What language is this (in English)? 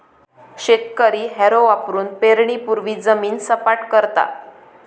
Marathi